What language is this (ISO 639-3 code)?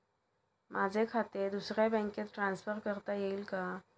mar